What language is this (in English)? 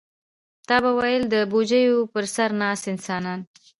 Pashto